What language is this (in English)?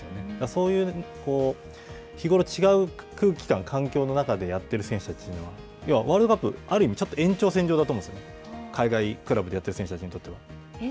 Japanese